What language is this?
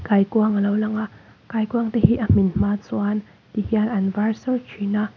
Mizo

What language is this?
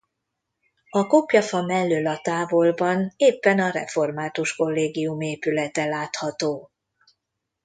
Hungarian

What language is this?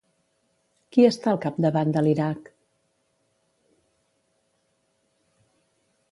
Catalan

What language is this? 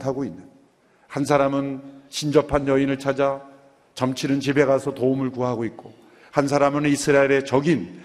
Korean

